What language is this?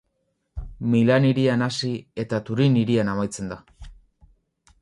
Basque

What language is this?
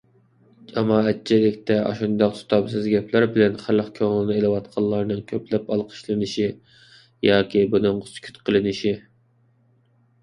Uyghur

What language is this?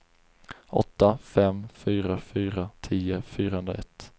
Swedish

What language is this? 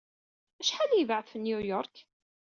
Kabyle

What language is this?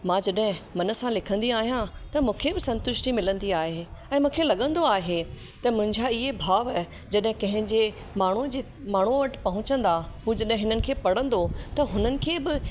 Sindhi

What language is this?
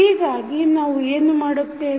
Kannada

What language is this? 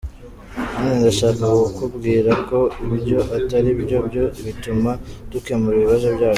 Kinyarwanda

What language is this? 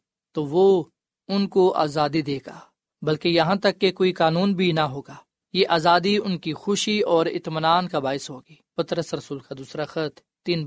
Urdu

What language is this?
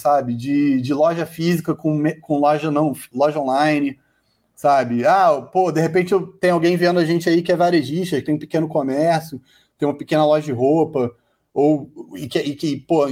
Portuguese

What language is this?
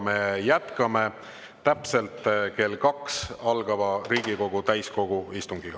Estonian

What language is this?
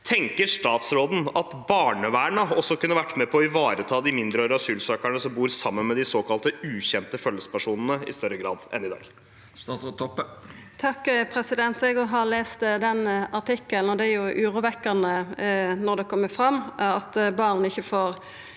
Norwegian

